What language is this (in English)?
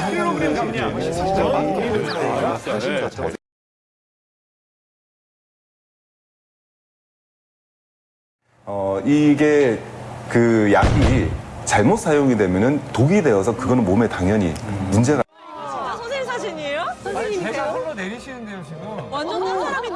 Korean